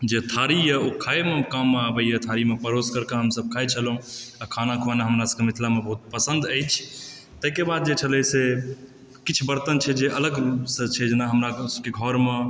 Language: Maithili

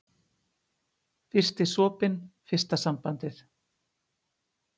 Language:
Icelandic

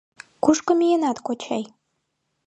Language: Mari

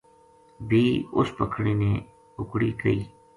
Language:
Gujari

